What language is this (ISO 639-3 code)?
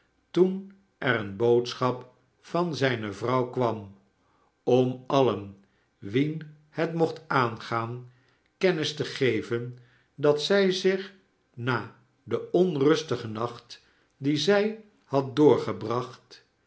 nld